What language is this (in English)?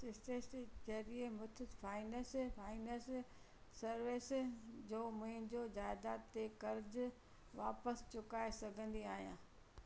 Sindhi